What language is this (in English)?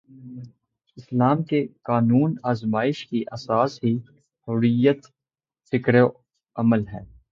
Urdu